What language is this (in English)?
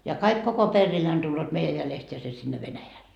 Finnish